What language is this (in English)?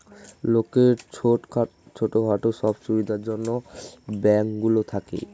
Bangla